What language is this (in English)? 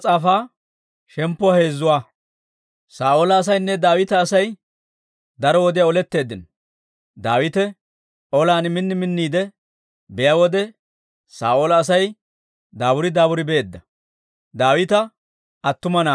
Dawro